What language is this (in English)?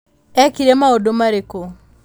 Kikuyu